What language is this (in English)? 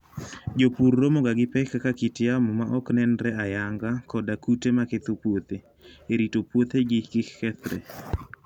Luo (Kenya and Tanzania)